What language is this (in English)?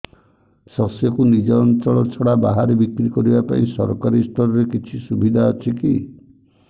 Odia